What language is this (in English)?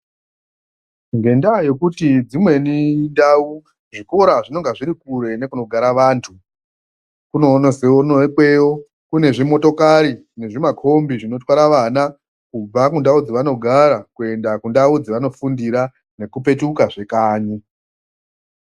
Ndau